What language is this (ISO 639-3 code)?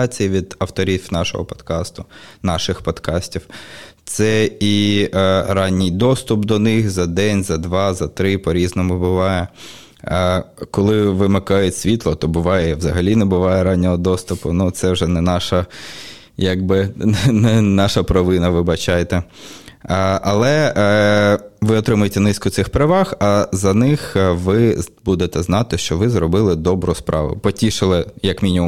ukr